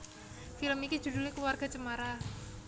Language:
Javanese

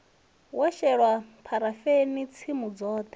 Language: Venda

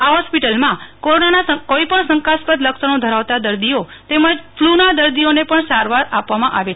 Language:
Gujarati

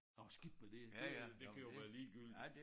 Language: Danish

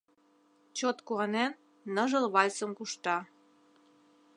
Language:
Mari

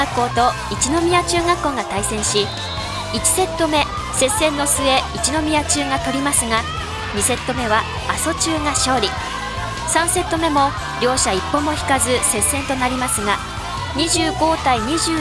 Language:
Japanese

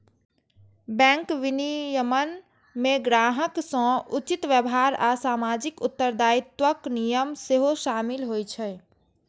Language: Maithili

